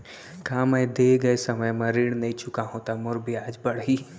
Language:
Chhattisgarhi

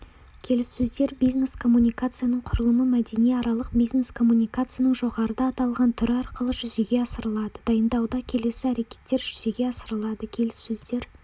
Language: Kazakh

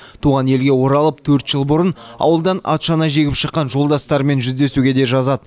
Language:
Kazakh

